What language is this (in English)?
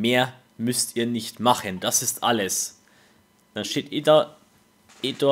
German